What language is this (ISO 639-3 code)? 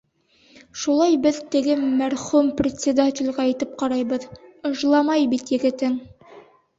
bak